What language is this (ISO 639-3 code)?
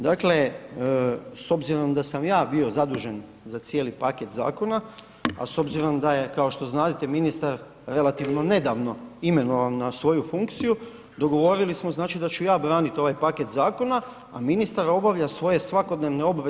hrv